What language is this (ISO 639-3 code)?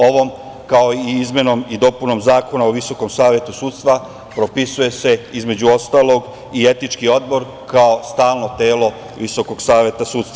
srp